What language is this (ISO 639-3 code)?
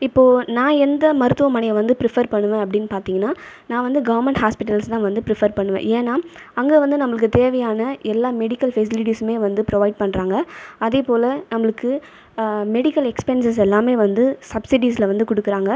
tam